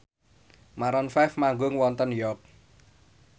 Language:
Javanese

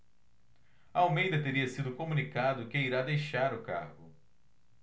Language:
Portuguese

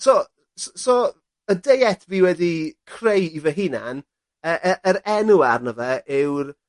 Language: Welsh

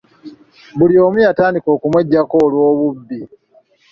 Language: Ganda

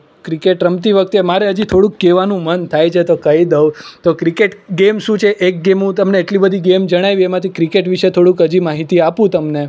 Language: Gujarati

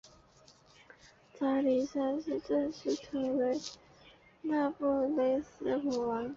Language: Chinese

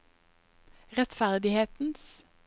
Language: Norwegian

